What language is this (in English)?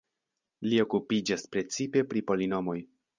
Esperanto